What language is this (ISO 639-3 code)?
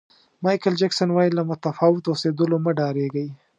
pus